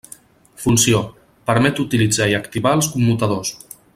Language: Catalan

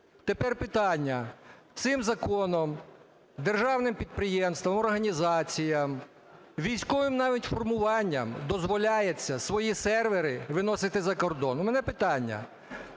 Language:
Ukrainian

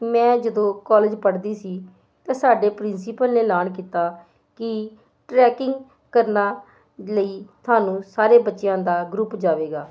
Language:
Punjabi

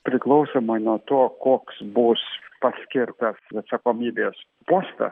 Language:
Lithuanian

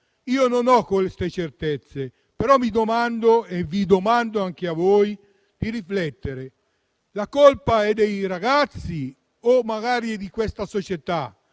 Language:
Italian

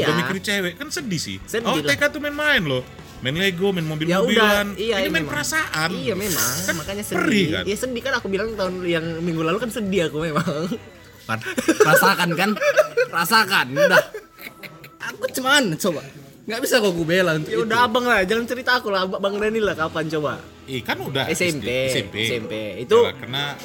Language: Indonesian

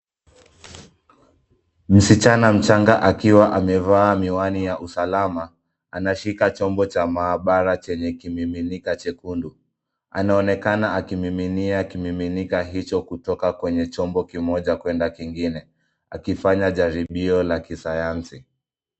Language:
Swahili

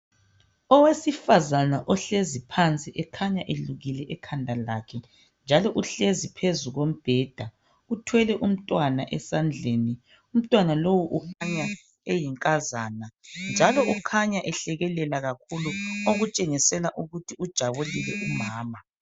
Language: North Ndebele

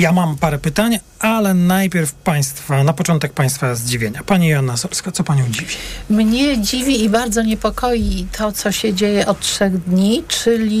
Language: Polish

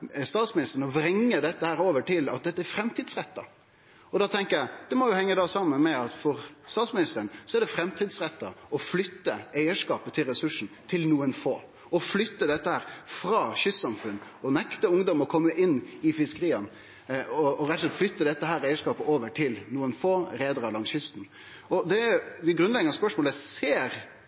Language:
Norwegian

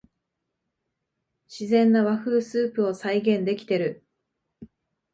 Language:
Japanese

